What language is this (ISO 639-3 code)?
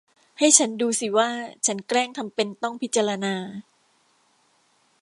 tha